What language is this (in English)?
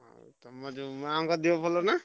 Odia